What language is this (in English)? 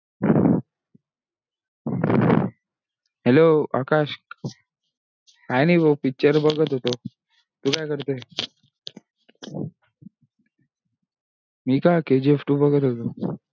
Marathi